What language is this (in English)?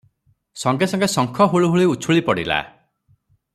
Odia